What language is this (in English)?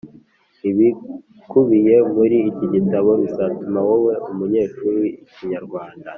Kinyarwanda